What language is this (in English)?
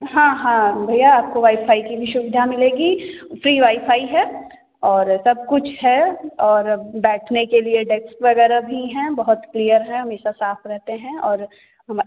Hindi